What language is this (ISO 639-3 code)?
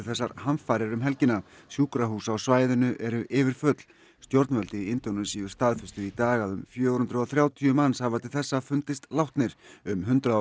isl